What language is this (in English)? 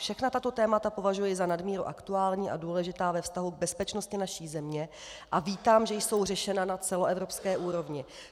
Czech